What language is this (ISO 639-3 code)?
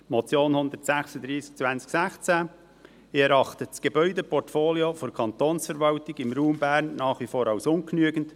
gsw